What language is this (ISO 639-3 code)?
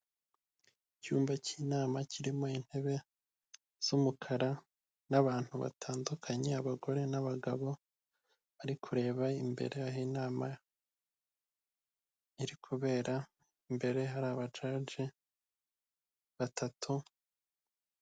kin